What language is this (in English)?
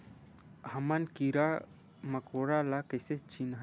Chhattisgarhi